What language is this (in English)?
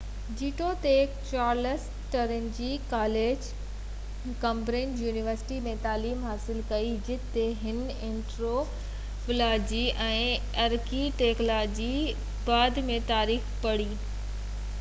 Sindhi